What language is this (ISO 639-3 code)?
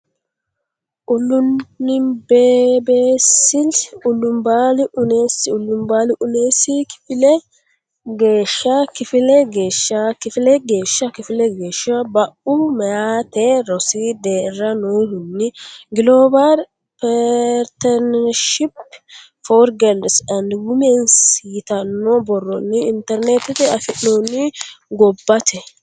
sid